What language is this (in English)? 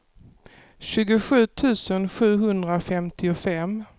Swedish